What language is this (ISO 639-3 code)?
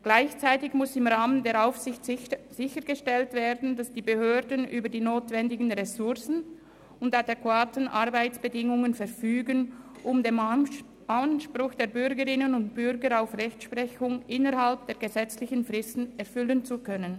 gsw